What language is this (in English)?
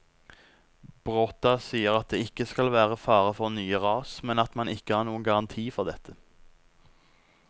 Norwegian